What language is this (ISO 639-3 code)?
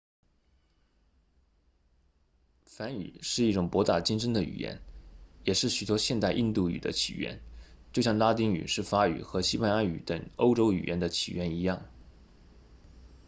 zho